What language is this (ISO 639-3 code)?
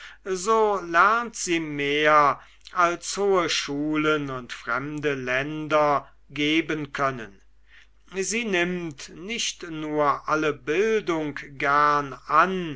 deu